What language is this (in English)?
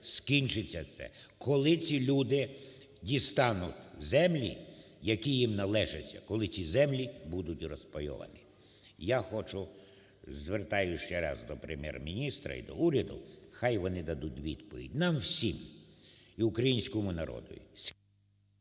Ukrainian